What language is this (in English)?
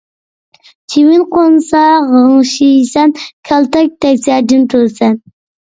Uyghur